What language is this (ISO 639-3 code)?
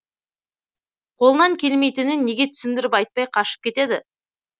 kaz